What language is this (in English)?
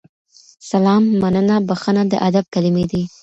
Pashto